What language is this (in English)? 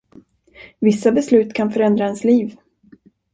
Swedish